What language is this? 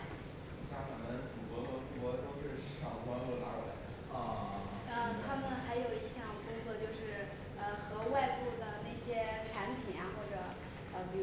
Chinese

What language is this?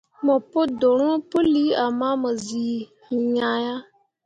Mundang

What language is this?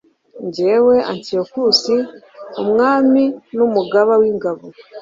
Kinyarwanda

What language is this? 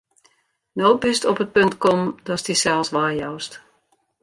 Western Frisian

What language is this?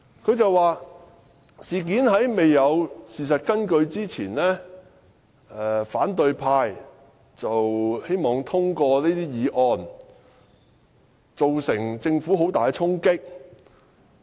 Cantonese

